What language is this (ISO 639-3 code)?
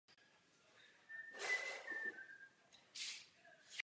ces